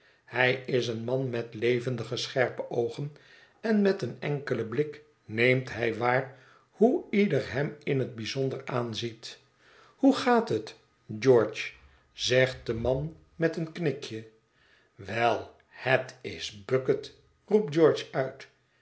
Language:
Dutch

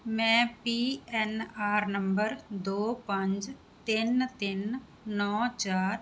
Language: Punjabi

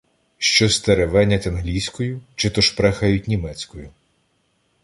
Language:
Ukrainian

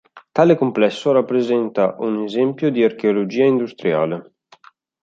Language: Italian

